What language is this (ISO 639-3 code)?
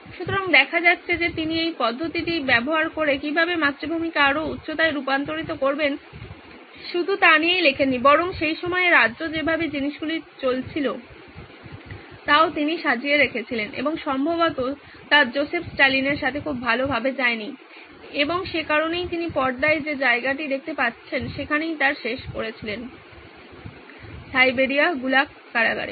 ben